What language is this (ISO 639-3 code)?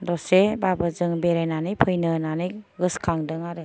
brx